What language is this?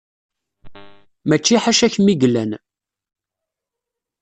Kabyle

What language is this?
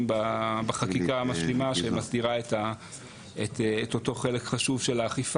Hebrew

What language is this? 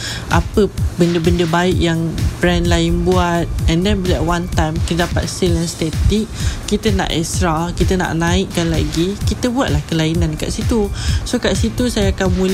Malay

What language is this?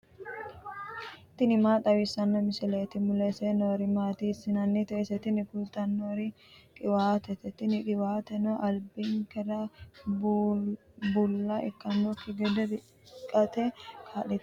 Sidamo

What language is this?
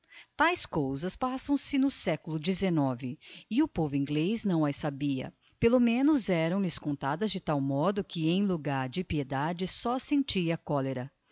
Portuguese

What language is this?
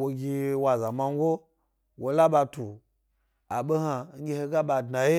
Gbari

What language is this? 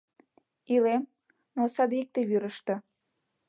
Mari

